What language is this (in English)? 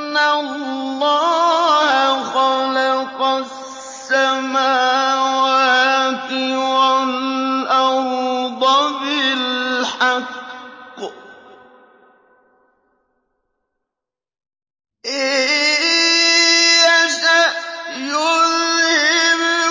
Arabic